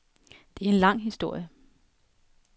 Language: Danish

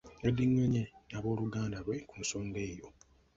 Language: Ganda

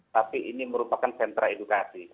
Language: Indonesian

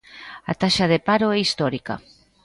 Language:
Galician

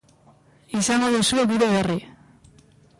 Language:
Basque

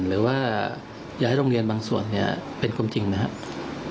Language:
Thai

